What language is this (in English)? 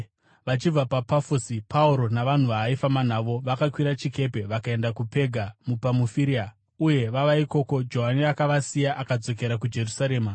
Shona